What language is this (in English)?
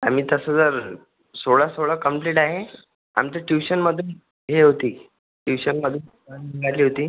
Marathi